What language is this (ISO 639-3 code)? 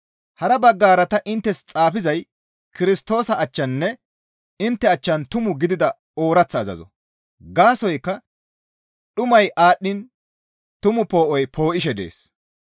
gmv